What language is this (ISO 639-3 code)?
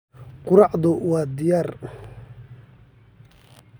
som